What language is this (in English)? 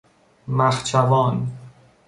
Persian